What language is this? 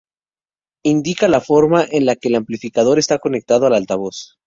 Spanish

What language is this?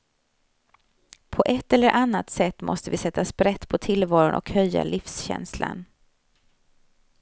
Swedish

